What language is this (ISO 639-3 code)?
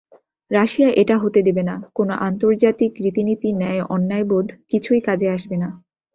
ben